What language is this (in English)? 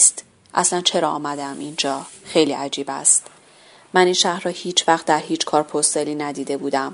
Persian